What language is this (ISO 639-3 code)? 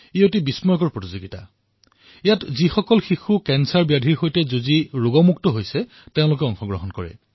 asm